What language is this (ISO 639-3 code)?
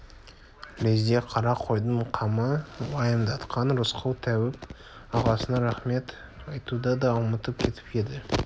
kaz